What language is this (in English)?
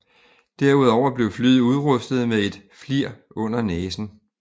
Danish